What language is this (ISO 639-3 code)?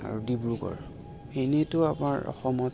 asm